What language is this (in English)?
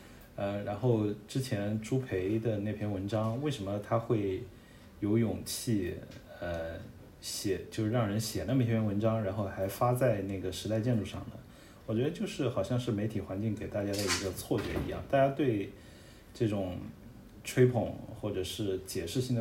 Chinese